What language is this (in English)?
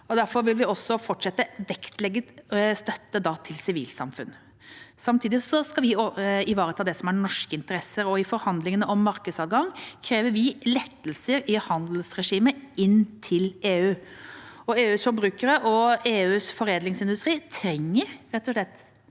Norwegian